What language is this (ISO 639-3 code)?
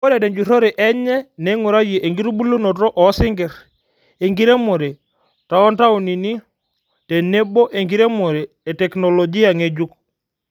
mas